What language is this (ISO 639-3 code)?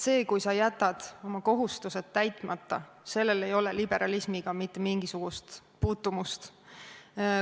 est